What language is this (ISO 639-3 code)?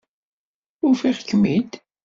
kab